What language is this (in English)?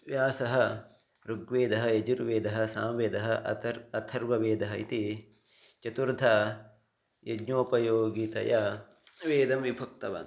Sanskrit